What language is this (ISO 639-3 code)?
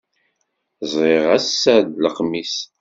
kab